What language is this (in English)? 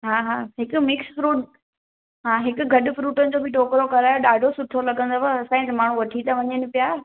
Sindhi